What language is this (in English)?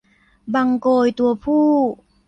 Thai